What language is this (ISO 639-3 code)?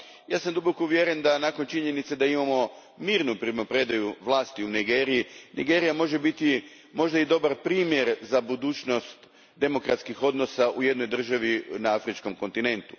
hrv